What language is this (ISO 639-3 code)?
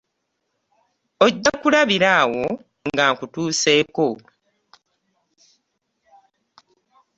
lug